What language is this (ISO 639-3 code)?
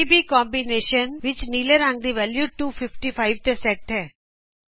pan